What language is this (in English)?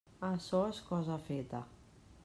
Catalan